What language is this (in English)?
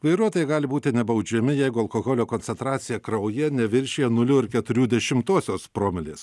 Lithuanian